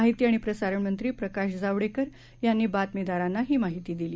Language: Marathi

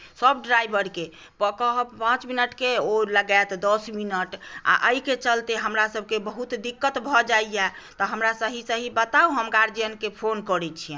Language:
Maithili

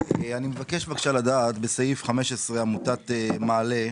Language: Hebrew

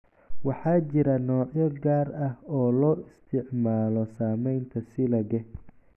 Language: Somali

